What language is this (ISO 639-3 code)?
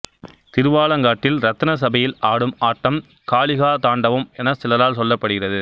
tam